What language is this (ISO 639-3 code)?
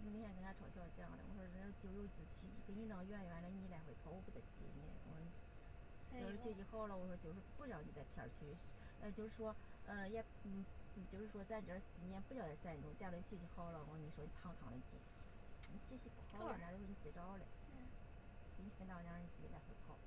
zho